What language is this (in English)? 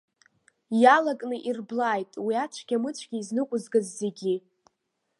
Abkhazian